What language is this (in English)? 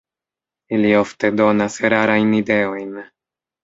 Esperanto